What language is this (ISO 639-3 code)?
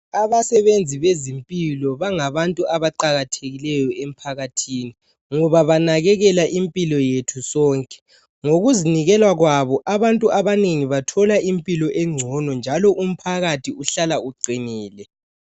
nde